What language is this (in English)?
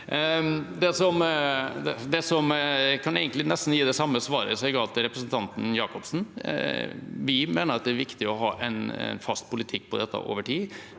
Norwegian